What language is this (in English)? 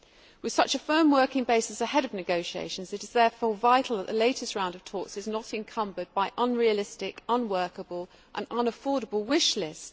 English